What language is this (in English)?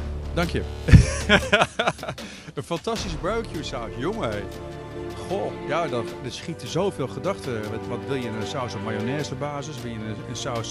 Dutch